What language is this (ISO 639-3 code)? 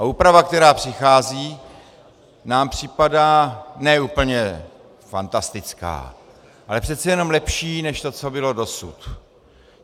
ces